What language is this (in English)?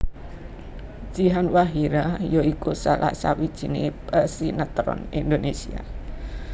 Javanese